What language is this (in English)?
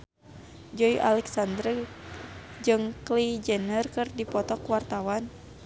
Sundanese